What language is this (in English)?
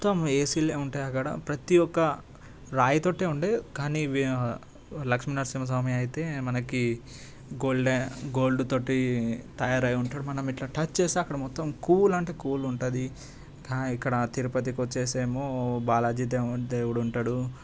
Telugu